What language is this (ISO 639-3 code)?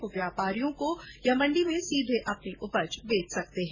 hin